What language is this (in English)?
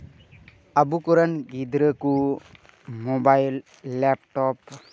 Santali